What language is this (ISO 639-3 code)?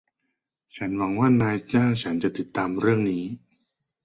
tha